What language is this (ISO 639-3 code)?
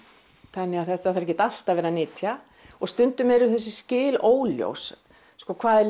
isl